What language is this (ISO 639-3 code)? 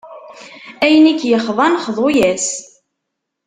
kab